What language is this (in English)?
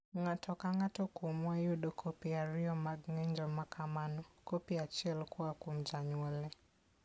Luo (Kenya and Tanzania)